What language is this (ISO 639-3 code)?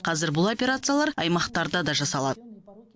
kaz